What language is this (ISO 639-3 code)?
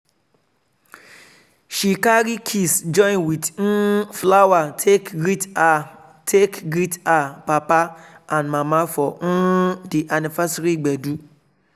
pcm